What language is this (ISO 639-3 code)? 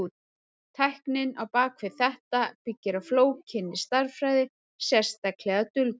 isl